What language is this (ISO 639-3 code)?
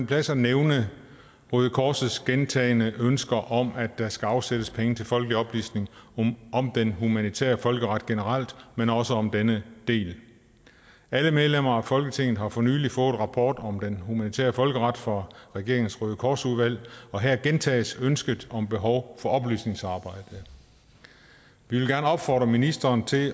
dan